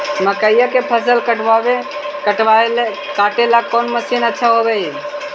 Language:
Magahi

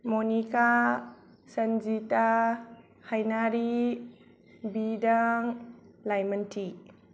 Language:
Bodo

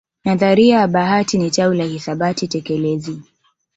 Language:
Swahili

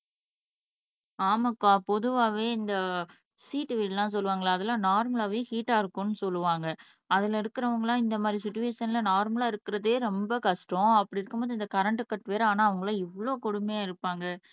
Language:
Tamil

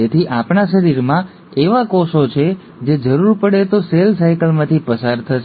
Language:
Gujarati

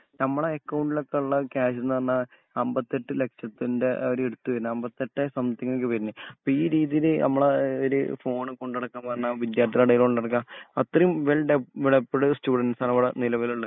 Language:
Malayalam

